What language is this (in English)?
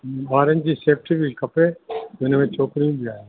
Sindhi